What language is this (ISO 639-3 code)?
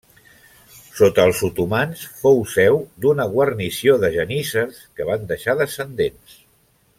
cat